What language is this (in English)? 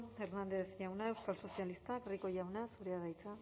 Basque